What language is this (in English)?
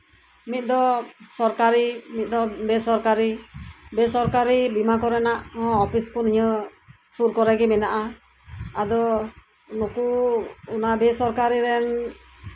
Santali